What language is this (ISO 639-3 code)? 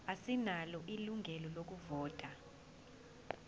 zul